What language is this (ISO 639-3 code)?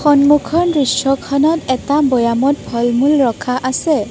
asm